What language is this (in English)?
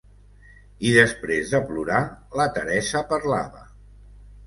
Catalan